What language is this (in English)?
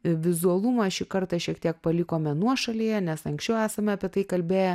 Lithuanian